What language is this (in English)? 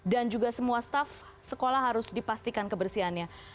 Indonesian